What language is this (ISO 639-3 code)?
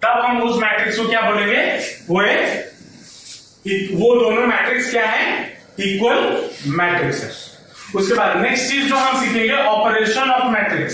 hin